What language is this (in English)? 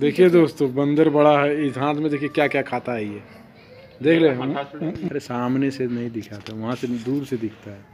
Romanian